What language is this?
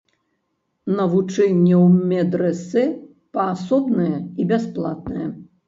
Belarusian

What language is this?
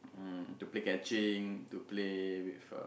English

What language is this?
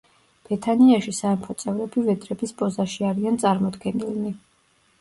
Georgian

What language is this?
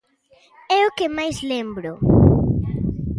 Galician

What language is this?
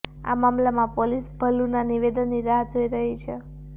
Gujarati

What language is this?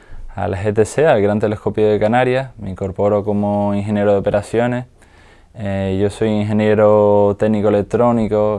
Spanish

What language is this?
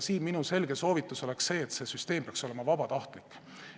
Estonian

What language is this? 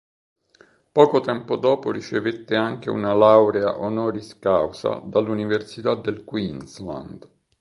Italian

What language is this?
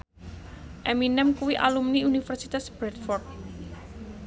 Javanese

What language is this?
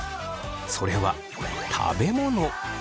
Japanese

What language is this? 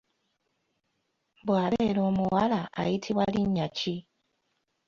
Ganda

